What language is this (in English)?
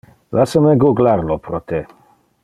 Interlingua